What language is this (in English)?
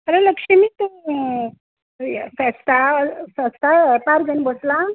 Konkani